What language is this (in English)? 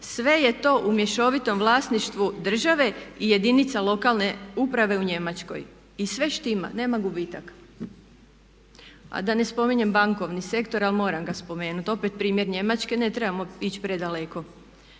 Croatian